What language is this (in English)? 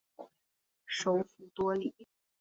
Chinese